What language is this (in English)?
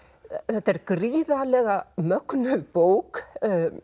Icelandic